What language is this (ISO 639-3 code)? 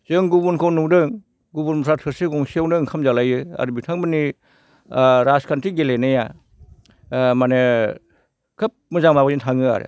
brx